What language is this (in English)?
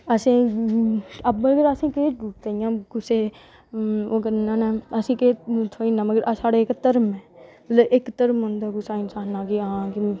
Dogri